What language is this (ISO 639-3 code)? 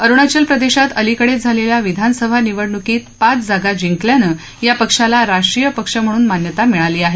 mar